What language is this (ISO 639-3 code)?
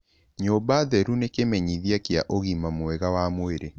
kik